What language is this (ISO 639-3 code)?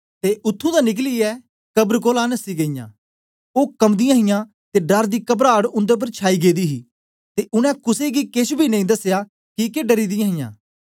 doi